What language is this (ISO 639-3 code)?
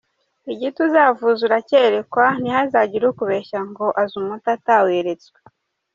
kin